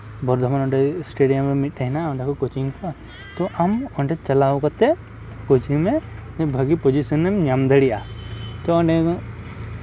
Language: Santali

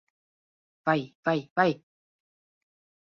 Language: Latvian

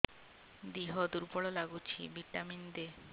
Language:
Odia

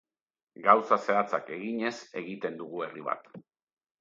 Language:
Basque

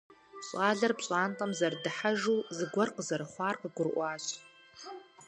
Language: Kabardian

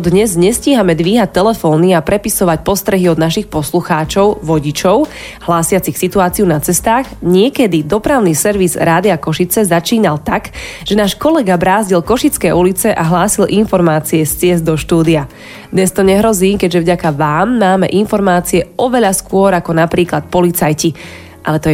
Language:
Slovak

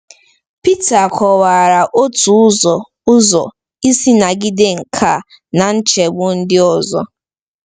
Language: Igbo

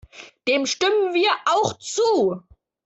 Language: German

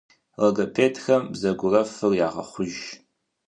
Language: Kabardian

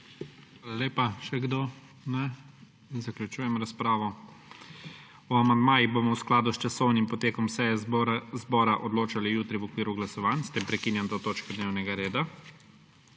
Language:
Slovenian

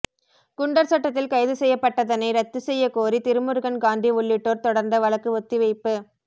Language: Tamil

